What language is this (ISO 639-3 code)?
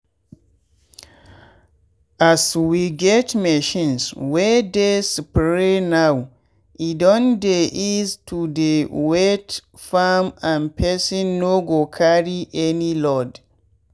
pcm